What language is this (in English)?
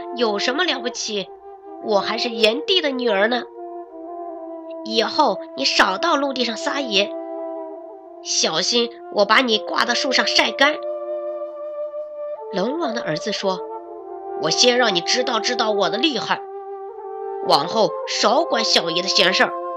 Chinese